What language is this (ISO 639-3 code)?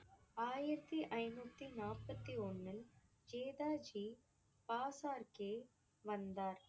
tam